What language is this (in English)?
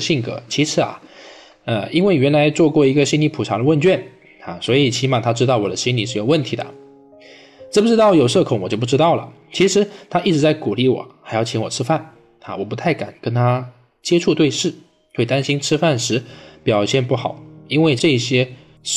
Chinese